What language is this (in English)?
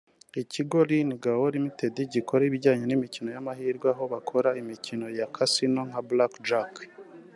Kinyarwanda